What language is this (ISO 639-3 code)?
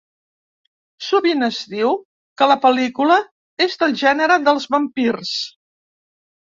cat